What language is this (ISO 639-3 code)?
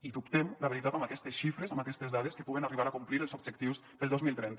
cat